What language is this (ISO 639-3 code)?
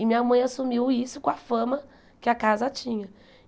por